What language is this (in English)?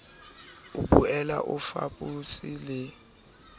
Southern Sotho